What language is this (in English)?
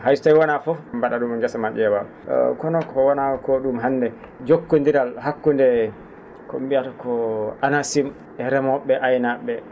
Fula